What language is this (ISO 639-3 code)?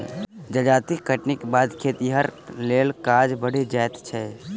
mai